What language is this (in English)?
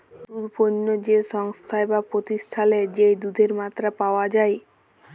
Bangla